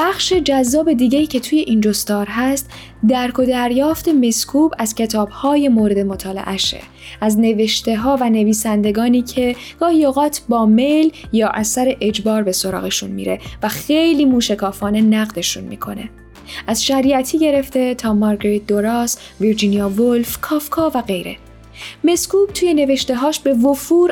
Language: Persian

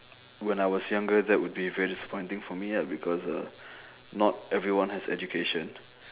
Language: English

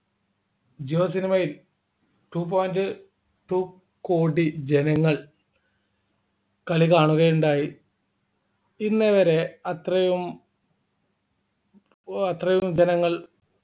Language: Malayalam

